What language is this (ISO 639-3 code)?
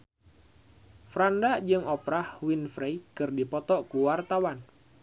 sun